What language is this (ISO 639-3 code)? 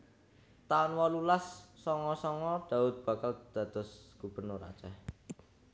jav